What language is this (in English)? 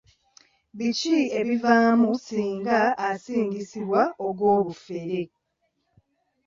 Ganda